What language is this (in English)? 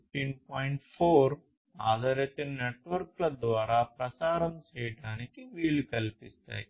Telugu